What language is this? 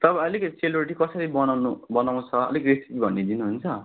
Nepali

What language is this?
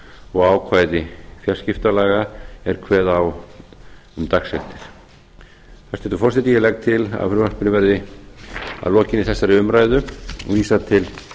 Icelandic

